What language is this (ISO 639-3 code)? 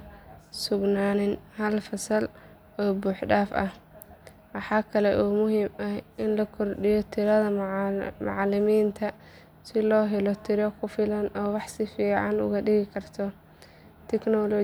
som